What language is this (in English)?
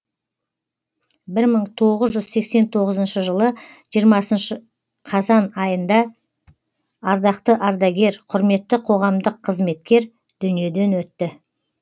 Kazakh